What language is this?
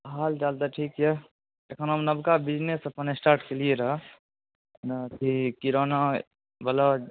Maithili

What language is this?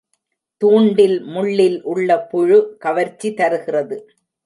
Tamil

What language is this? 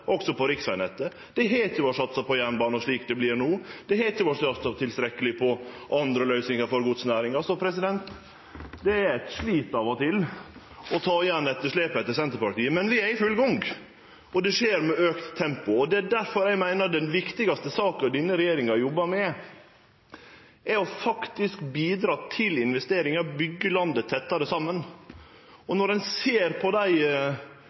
Norwegian Nynorsk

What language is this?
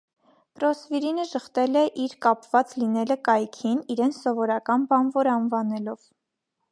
Armenian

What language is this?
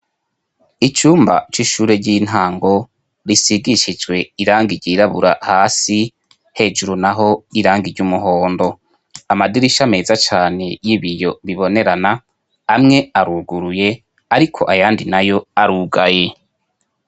Rundi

